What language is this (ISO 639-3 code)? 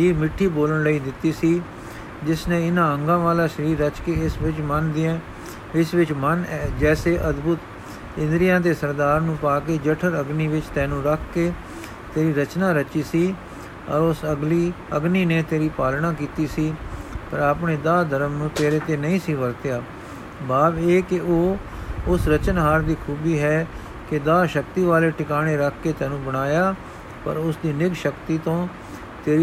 pan